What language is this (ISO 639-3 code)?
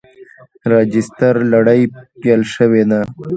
pus